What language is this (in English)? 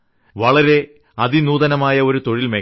Malayalam